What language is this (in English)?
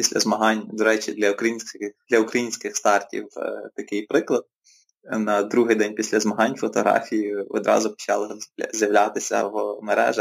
Ukrainian